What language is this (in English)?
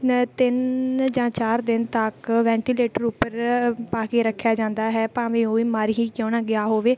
Punjabi